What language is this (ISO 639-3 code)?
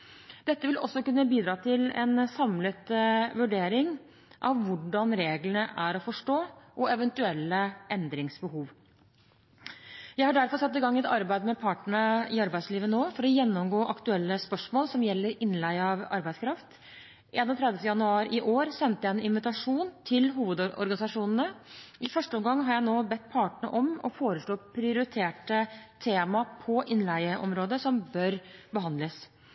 nob